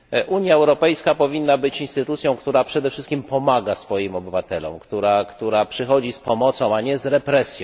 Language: Polish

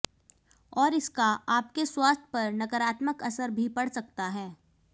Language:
Hindi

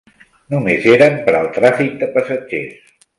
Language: Catalan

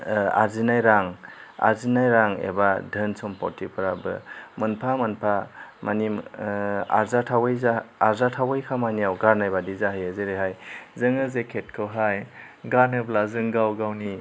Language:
Bodo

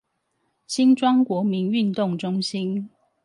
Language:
Chinese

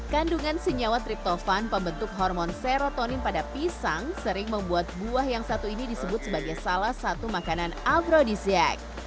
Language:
Indonesian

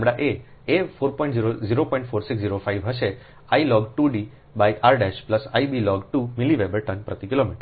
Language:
Gujarati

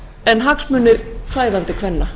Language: Icelandic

